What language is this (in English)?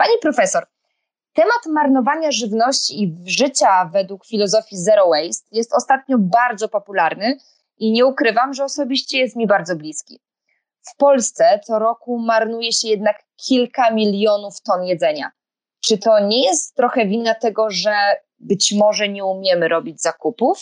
Polish